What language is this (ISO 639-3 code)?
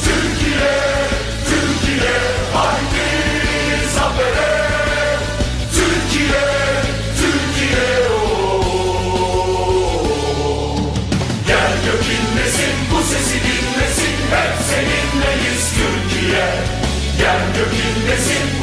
ron